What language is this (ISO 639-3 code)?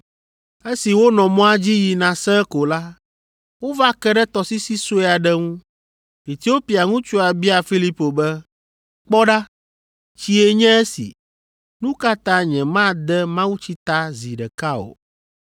ewe